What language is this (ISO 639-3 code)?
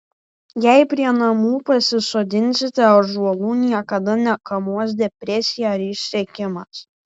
lit